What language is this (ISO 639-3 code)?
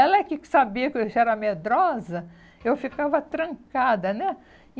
por